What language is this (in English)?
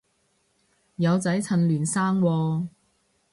Cantonese